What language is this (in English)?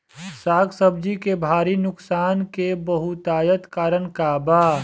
Bhojpuri